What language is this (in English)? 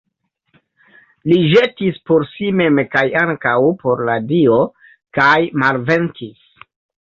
Esperanto